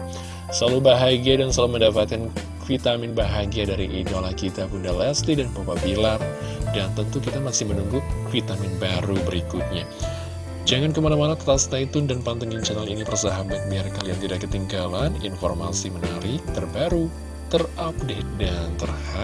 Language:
Indonesian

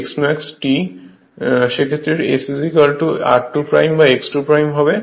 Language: Bangla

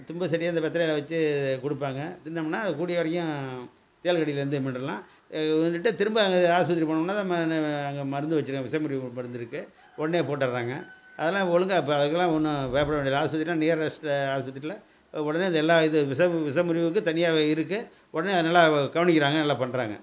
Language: Tamil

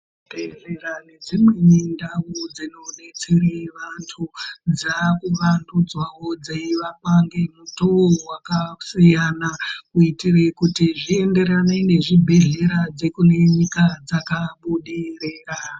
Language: Ndau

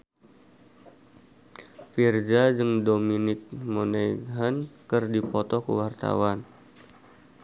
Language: Sundanese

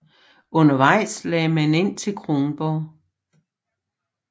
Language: Danish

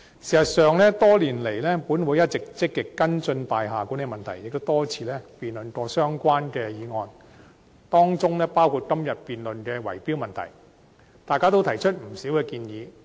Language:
Cantonese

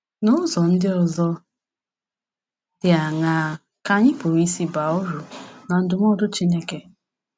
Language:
Igbo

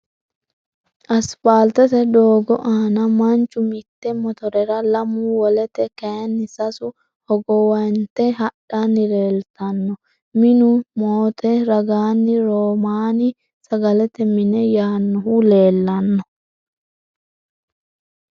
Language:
Sidamo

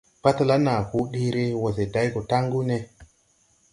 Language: Tupuri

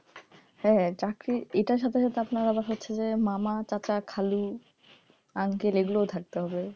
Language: Bangla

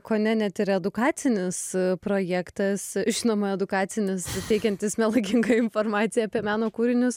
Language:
Lithuanian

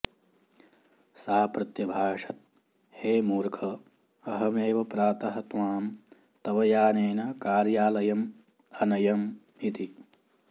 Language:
Sanskrit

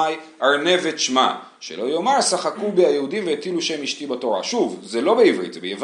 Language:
Hebrew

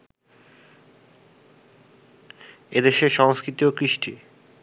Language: Bangla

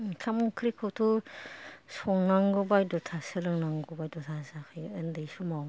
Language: Bodo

